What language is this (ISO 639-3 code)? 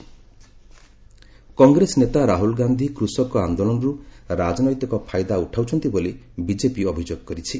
ori